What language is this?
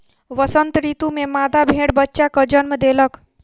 Maithili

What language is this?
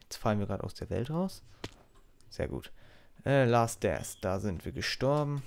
German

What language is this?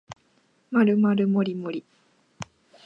Japanese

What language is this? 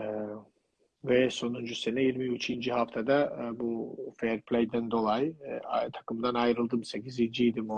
Turkish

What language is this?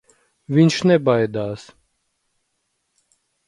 Latvian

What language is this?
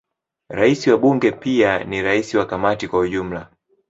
Swahili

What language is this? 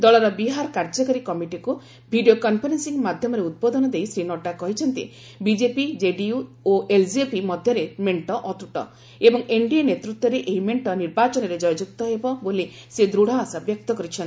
Odia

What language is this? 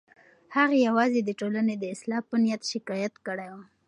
Pashto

